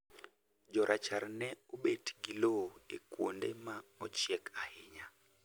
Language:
Luo (Kenya and Tanzania)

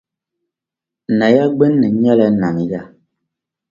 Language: Dagbani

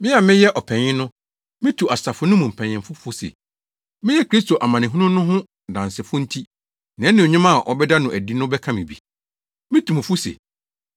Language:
Akan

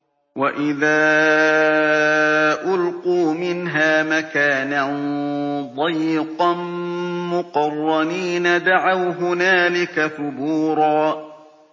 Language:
Arabic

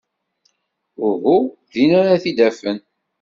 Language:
Kabyle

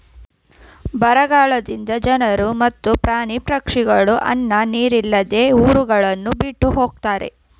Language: Kannada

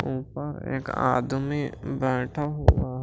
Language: Hindi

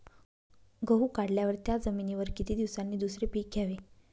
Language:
Marathi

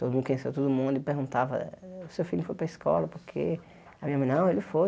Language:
Portuguese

